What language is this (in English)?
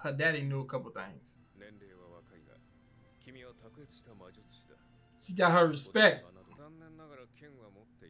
English